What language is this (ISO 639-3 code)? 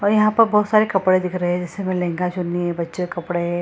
hin